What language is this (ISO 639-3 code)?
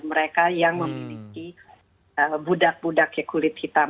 ind